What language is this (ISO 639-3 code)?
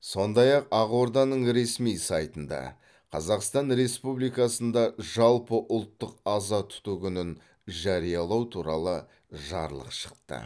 kaz